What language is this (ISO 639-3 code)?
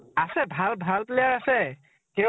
asm